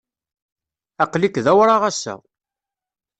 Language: Kabyle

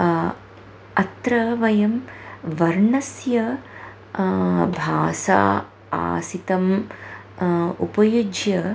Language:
Sanskrit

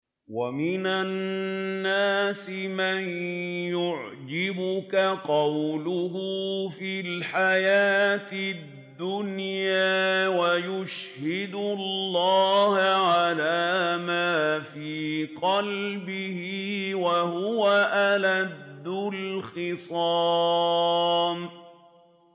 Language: Arabic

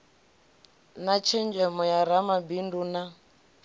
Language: Venda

